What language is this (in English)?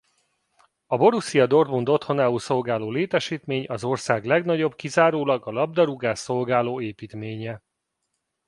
Hungarian